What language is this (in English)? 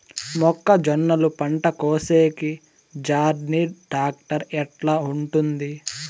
Telugu